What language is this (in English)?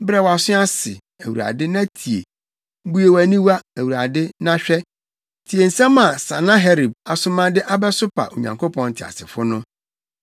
Akan